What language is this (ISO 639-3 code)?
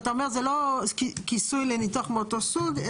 heb